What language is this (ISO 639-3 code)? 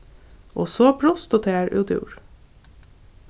fao